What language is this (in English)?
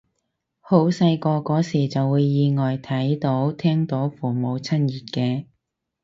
Cantonese